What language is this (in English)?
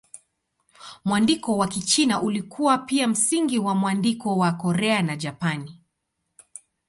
Swahili